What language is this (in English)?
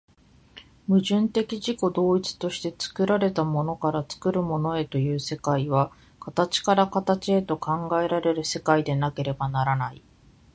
Japanese